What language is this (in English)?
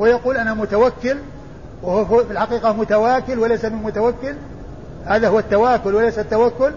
Arabic